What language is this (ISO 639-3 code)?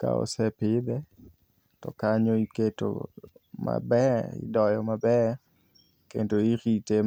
luo